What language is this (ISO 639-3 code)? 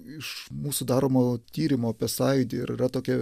lit